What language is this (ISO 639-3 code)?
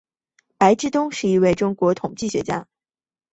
zho